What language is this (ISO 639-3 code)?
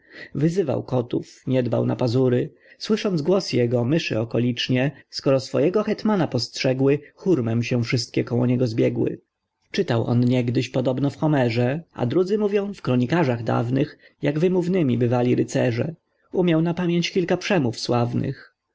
pol